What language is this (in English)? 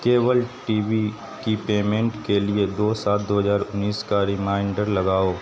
Urdu